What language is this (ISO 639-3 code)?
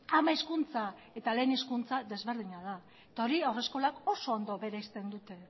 eus